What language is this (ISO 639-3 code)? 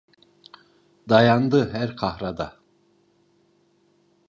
tur